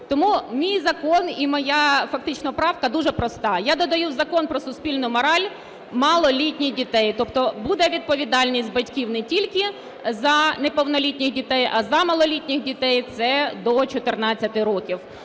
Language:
Ukrainian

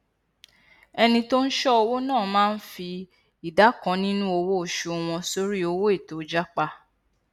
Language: Yoruba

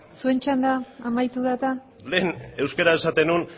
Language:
Basque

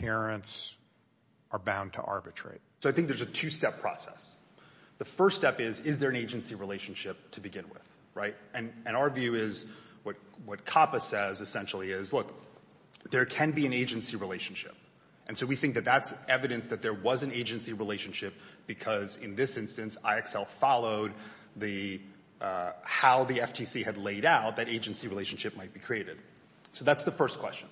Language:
English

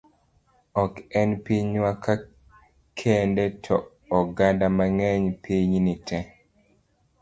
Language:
Luo (Kenya and Tanzania)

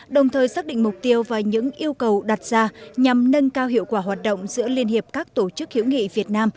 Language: Vietnamese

